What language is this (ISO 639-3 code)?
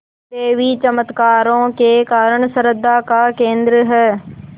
hin